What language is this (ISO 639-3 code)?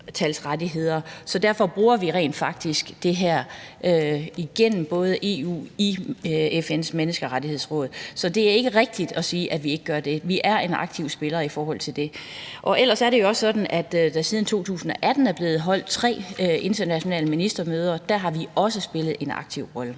dan